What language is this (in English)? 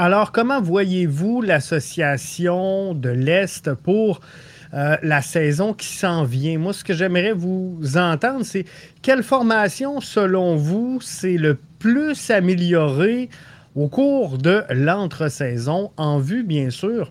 French